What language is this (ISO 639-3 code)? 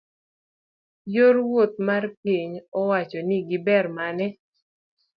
luo